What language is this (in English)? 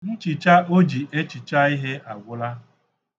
Igbo